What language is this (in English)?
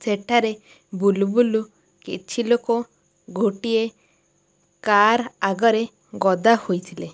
Odia